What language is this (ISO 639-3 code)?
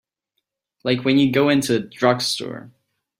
eng